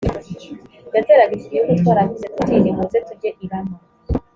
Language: Kinyarwanda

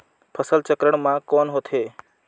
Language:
Chhattisgarhi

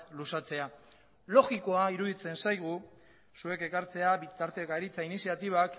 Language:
Basque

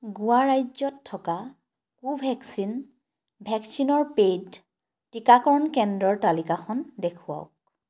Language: Assamese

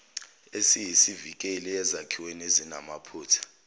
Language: Zulu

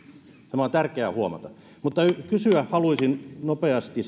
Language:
Finnish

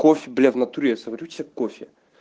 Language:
Russian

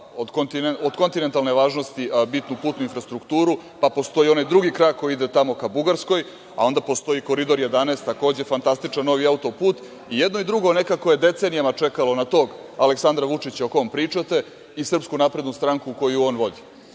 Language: Serbian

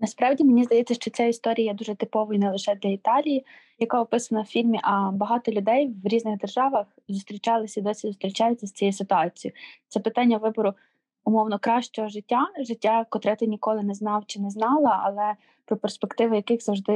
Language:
Ukrainian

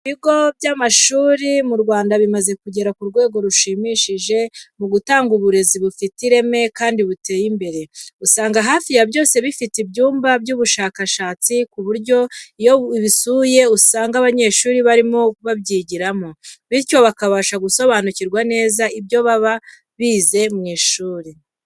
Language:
Kinyarwanda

